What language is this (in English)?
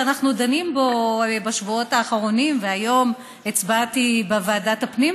Hebrew